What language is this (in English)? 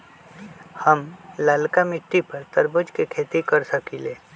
Magahi